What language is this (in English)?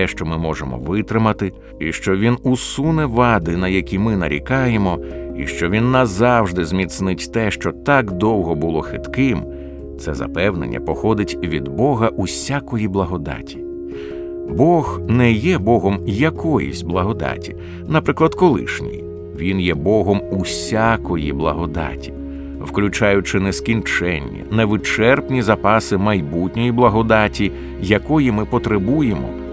Ukrainian